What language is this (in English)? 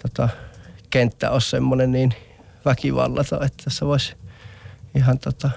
Finnish